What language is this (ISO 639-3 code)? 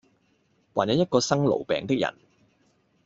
yue